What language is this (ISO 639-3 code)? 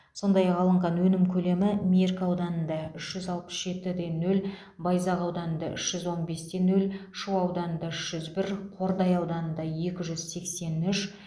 kaz